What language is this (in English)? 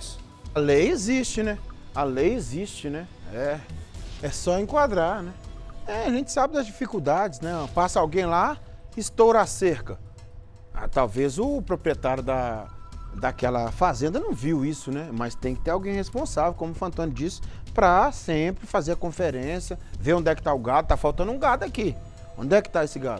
Portuguese